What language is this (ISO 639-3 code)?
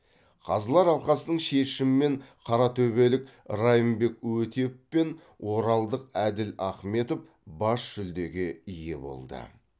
kaz